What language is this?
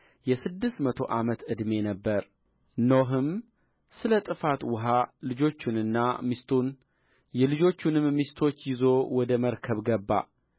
Amharic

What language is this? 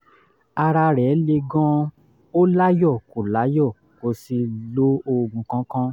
Yoruba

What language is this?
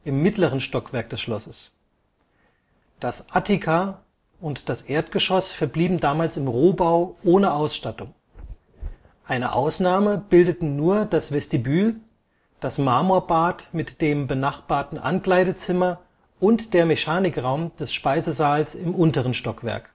German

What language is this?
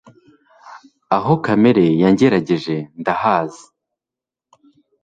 Kinyarwanda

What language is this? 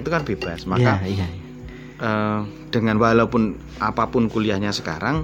Indonesian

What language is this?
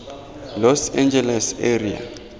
Tswana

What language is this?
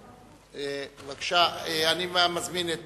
Hebrew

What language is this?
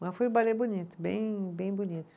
Portuguese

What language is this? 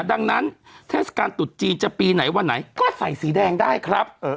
Thai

